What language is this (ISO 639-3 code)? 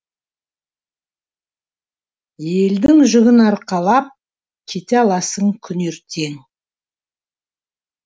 kaz